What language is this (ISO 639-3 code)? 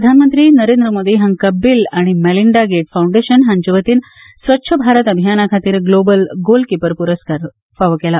kok